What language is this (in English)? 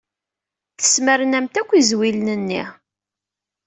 Kabyle